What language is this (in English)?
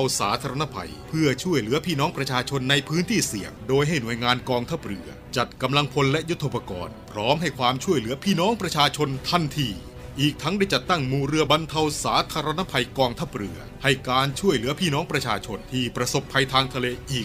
Thai